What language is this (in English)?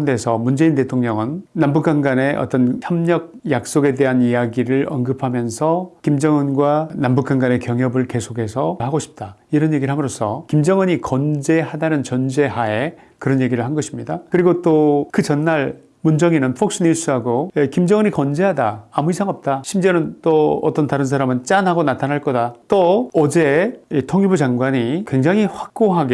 Korean